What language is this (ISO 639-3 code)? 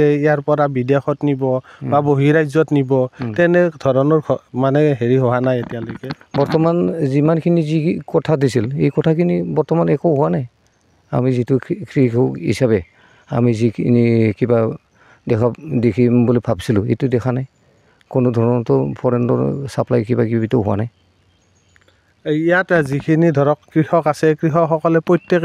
ben